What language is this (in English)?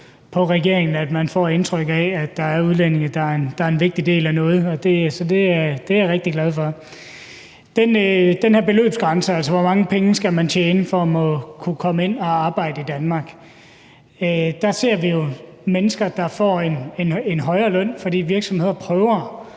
Danish